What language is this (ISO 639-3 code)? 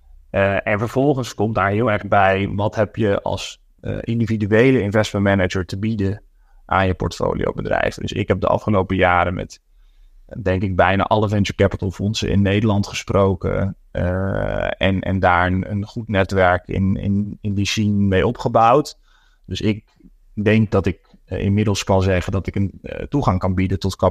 nld